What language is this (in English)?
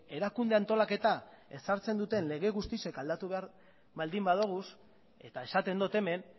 Basque